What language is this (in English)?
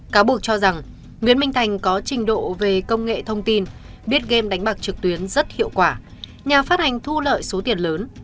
Vietnamese